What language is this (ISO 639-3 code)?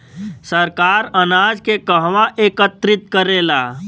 bho